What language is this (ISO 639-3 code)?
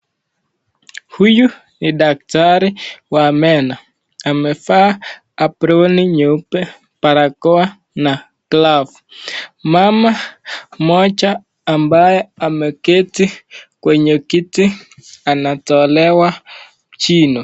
swa